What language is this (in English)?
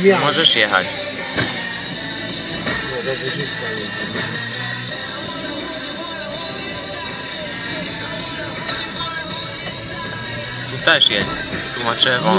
Polish